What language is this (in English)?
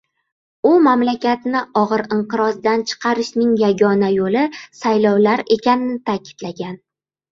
Uzbek